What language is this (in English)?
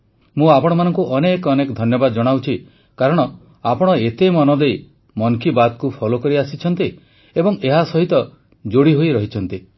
Odia